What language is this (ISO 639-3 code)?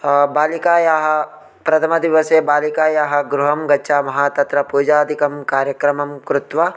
san